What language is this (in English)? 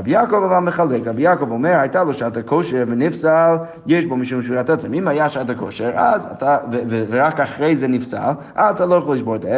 Hebrew